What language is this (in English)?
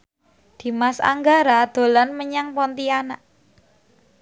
Javanese